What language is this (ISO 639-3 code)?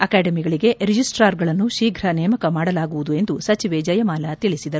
kan